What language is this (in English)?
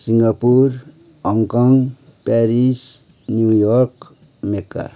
Nepali